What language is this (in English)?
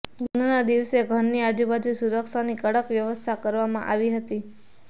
Gujarati